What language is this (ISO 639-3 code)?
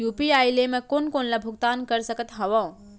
hne